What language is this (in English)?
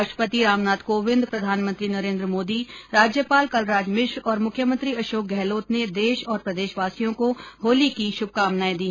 Hindi